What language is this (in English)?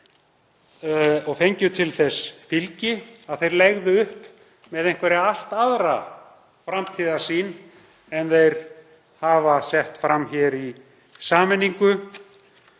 Icelandic